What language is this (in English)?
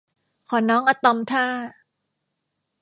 Thai